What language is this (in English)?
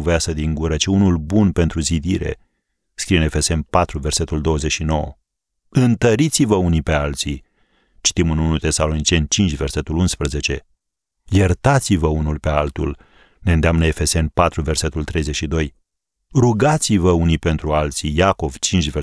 Romanian